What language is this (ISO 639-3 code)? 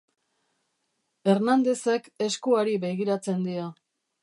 eus